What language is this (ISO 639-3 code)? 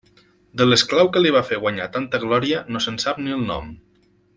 cat